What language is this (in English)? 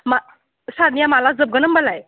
Bodo